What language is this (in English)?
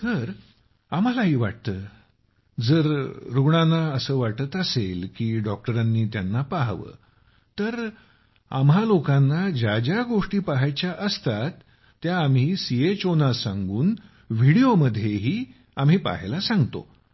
Marathi